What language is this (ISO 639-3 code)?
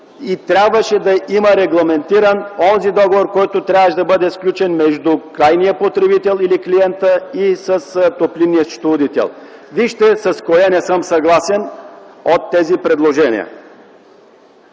bul